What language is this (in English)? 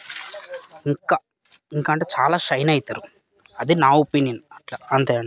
Telugu